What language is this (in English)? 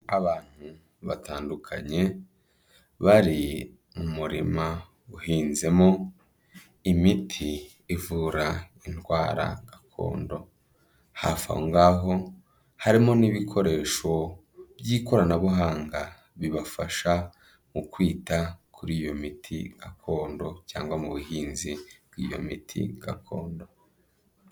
Kinyarwanda